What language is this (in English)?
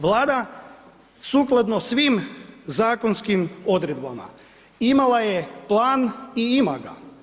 Croatian